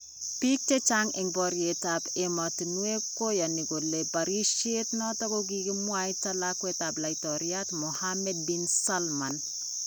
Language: Kalenjin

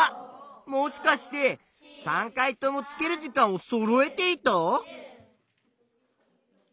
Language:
Japanese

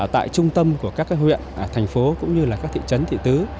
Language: Vietnamese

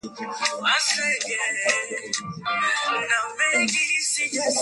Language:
Swahili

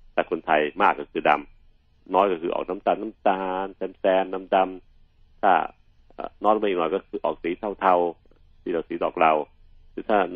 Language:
Thai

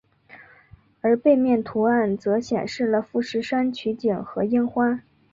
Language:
Chinese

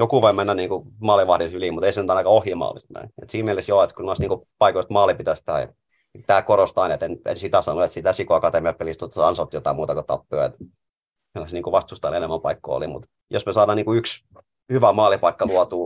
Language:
Finnish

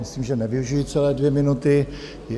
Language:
Czech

